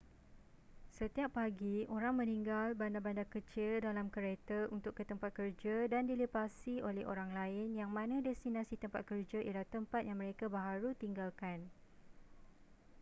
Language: Malay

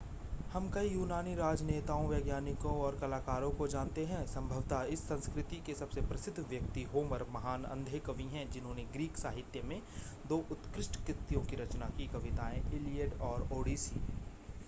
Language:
Hindi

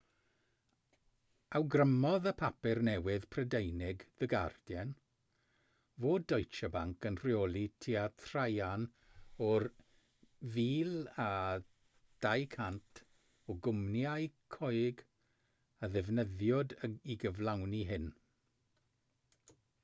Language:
Welsh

